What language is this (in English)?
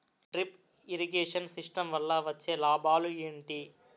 Telugu